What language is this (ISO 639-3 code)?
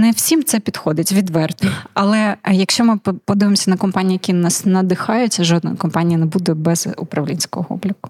ukr